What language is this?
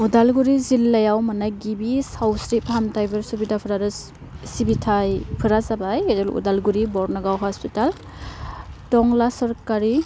Bodo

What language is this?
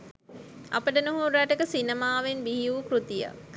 Sinhala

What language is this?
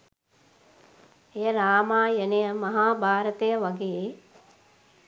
Sinhala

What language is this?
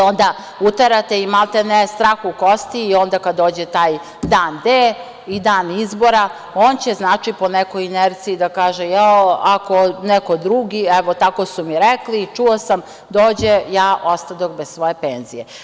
Serbian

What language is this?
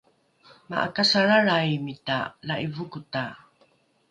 Rukai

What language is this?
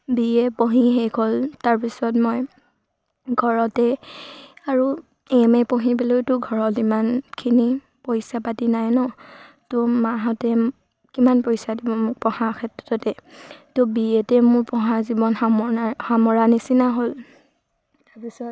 Assamese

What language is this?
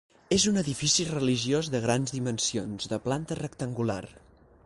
Catalan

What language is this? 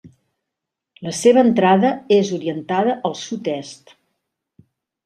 Catalan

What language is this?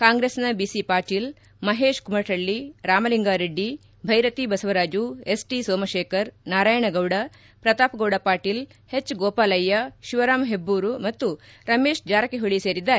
Kannada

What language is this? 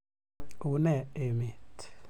Kalenjin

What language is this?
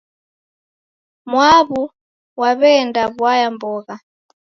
Taita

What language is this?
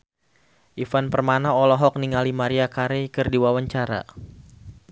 Sundanese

